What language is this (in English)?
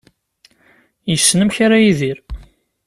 Kabyle